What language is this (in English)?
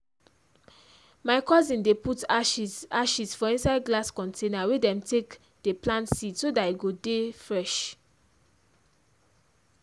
Nigerian Pidgin